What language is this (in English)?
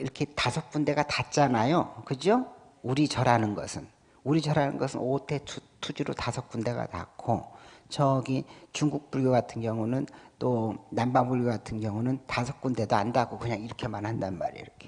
Korean